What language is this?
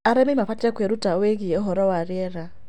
Kikuyu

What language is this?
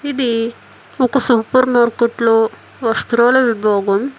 Telugu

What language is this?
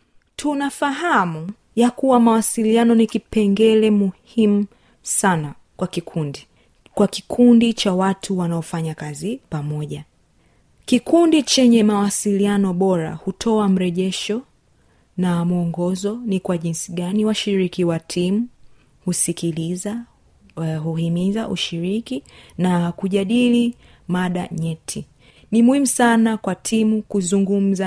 Swahili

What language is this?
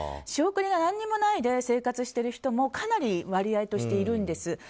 Japanese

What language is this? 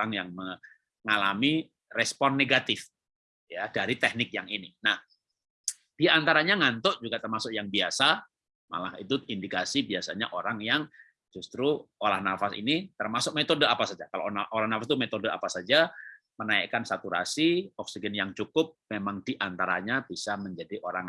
Indonesian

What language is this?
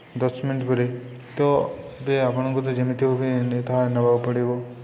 Odia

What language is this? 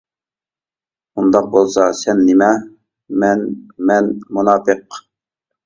Uyghur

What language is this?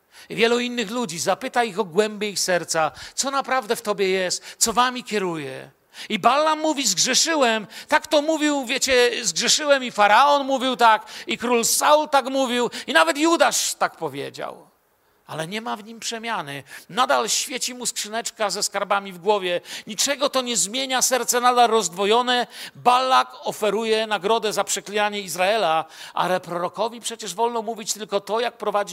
Polish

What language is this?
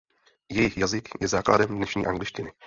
Czech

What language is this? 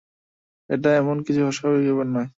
Bangla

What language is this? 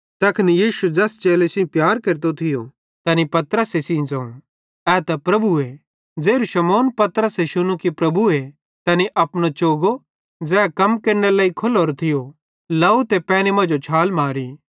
Bhadrawahi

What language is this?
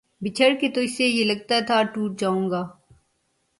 Urdu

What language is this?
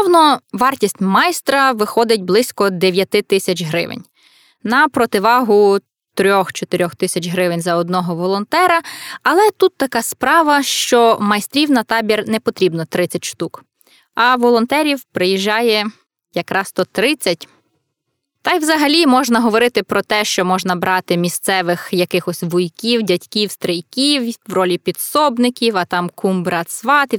Ukrainian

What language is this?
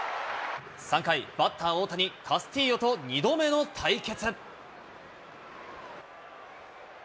Japanese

